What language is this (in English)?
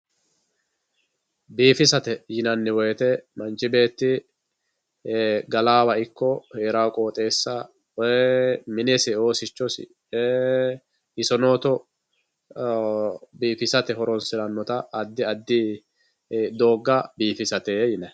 Sidamo